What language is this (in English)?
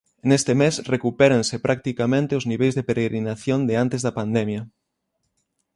Galician